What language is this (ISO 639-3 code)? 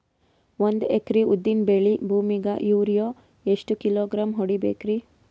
kan